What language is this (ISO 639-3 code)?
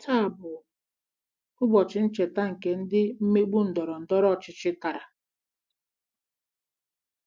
ibo